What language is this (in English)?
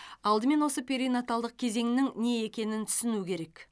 Kazakh